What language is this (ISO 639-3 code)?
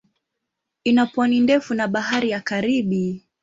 swa